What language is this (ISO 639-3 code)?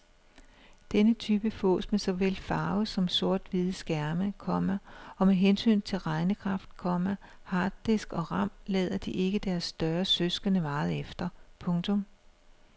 dan